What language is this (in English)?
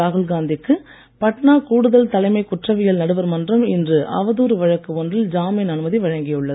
Tamil